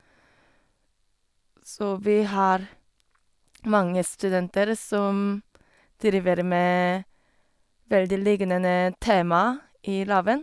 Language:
Norwegian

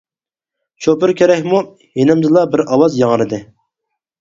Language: Uyghur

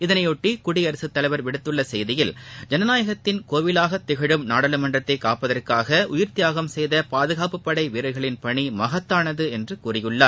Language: Tamil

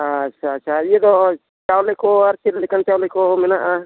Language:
Santali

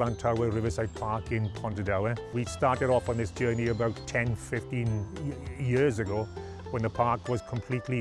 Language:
English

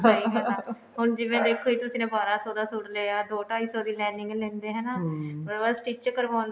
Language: Punjabi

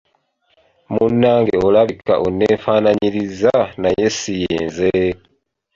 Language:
Ganda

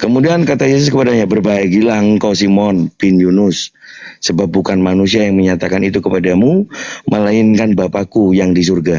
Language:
Indonesian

